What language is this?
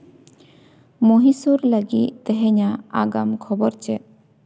Santali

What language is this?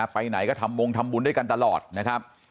Thai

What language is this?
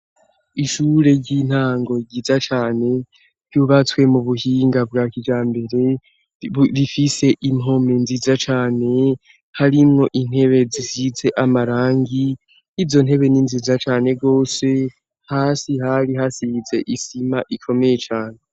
Rundi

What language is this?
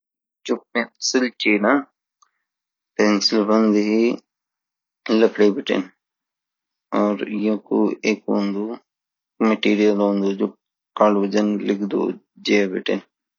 Garhwali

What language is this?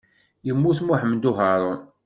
Kabyle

